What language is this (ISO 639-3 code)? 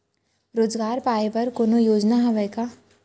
hne